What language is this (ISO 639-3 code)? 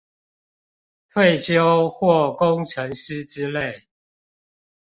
zho